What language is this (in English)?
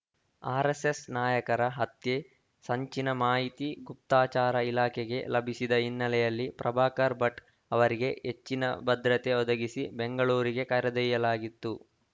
Kannada